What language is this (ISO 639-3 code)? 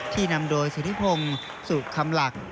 tha